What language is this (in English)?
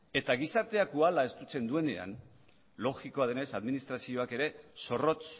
Basque